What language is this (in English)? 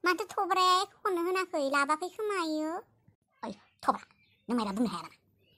Thai